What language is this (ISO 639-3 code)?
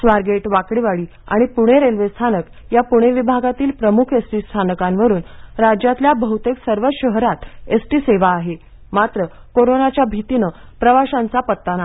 mar